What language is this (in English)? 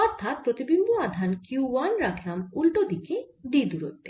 Bangla